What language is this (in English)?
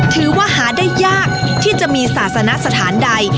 Thai